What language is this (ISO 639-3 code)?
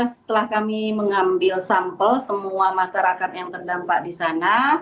ind